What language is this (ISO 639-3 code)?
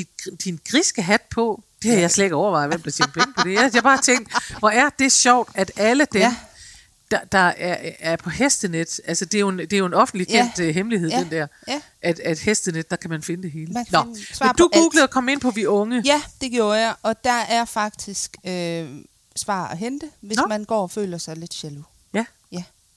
dan